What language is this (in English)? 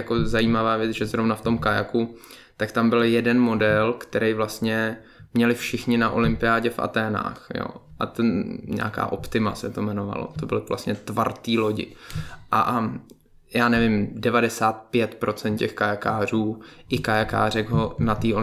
Czech